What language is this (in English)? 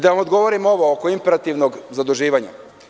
Serbian